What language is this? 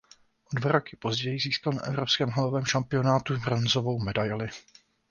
Czech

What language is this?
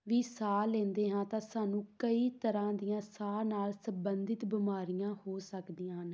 Punjabi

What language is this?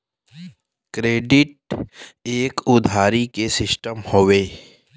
Bhojpuri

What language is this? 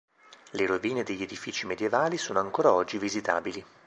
Italian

